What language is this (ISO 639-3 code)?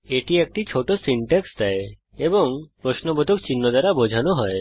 ben